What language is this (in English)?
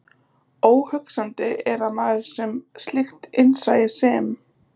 Icelandic